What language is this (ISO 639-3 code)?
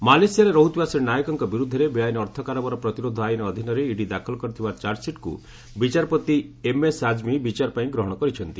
ori